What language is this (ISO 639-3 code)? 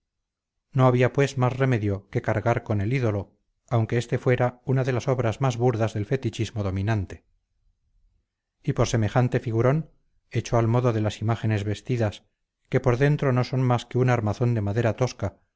spa